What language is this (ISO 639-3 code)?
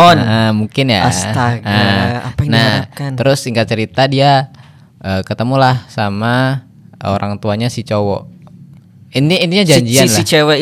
ind